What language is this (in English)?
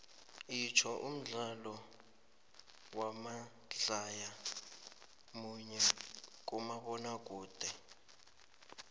South Ndebele